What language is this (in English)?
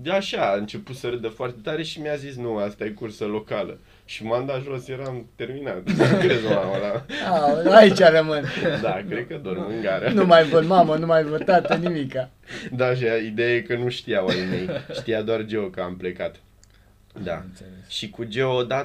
Romanian